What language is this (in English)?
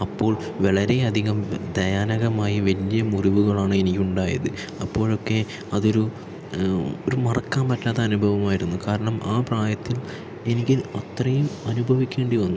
Malayalam